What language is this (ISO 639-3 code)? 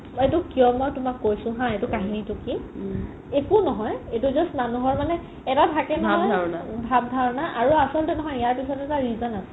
asm